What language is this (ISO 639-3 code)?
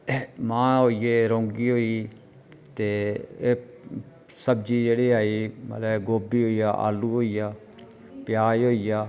doi